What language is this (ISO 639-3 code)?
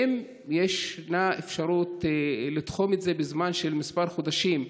heb